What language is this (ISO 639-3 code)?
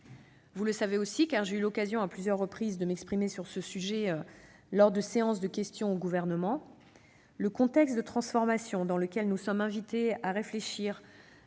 fra